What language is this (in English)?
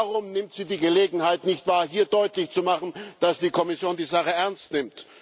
German